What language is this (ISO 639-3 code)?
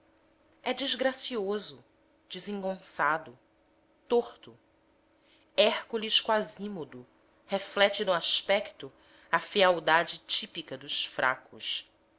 por